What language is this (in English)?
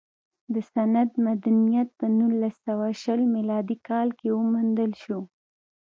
Pashto